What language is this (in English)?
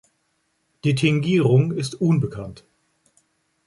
German